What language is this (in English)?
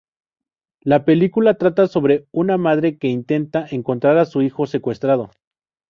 Spanish